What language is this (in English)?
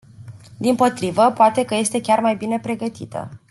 Romanian